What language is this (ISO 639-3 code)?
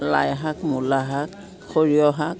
asm